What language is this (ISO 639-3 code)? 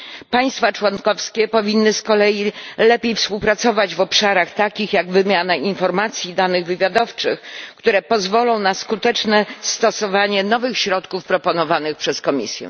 pol